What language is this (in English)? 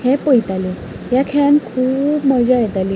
Konkani